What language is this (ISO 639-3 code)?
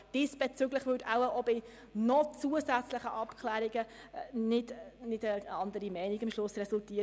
gsw